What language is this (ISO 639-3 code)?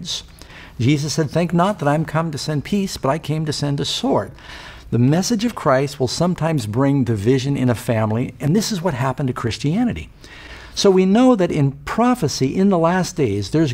eng